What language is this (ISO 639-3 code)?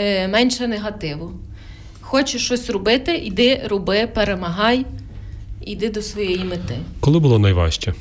ukr